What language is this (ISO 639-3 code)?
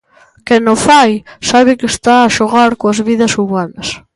glg